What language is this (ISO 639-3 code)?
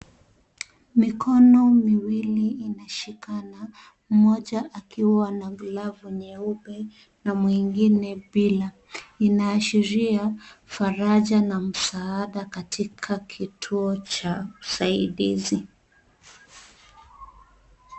swa